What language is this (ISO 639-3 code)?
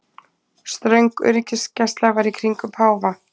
isl